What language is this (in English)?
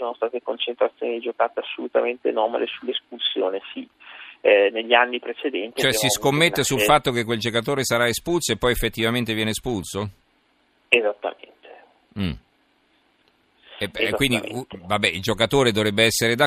Italian